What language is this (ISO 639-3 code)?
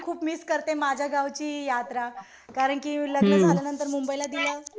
mar